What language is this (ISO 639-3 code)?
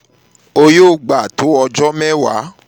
yor